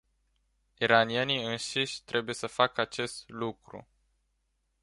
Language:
Romanian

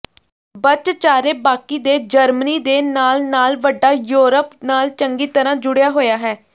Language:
Punjabi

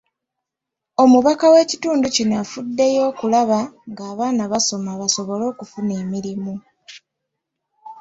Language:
Ganda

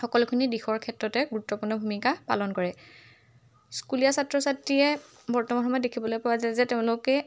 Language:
Assamese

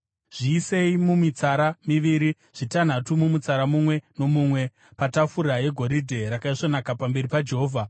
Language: Shona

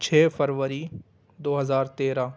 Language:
Urdu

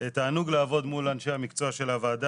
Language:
Hebrew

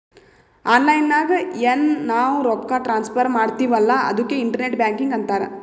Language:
Kannada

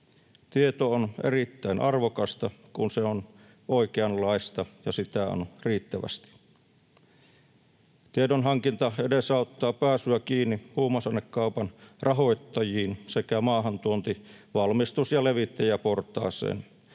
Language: Finnish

